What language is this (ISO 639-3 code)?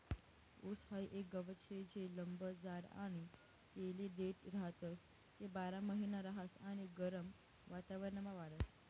mar